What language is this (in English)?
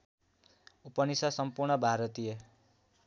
Nepali